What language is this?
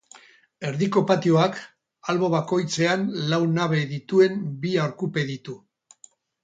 Basque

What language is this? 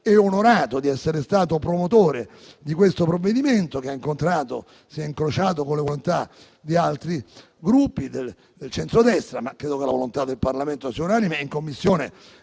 Italian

